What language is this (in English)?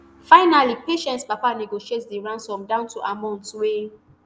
Nigerian Pidgin